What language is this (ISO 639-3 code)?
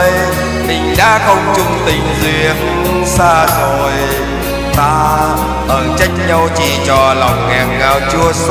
vie